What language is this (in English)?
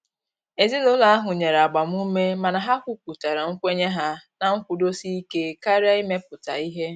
Igbo